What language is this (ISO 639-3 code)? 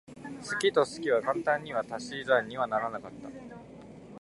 jpn